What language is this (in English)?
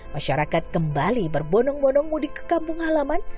Indonesian